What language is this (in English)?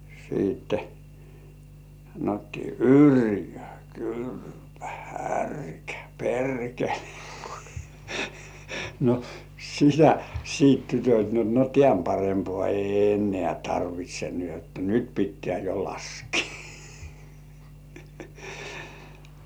Finnish